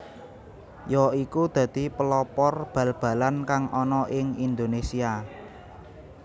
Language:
Javanese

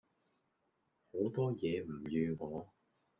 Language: Cantonese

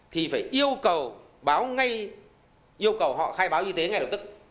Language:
Vietnamese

